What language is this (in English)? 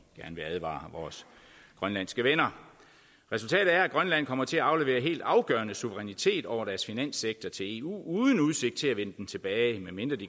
Danish